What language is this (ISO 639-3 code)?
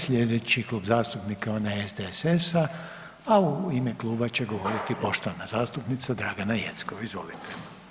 hrv